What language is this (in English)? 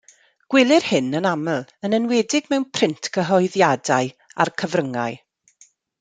Welsh